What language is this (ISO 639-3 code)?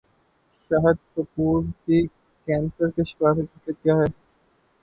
urd